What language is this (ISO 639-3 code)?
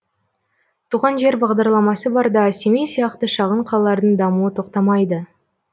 kaz